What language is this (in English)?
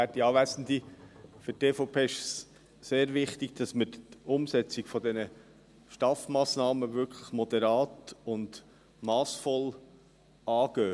Swiss German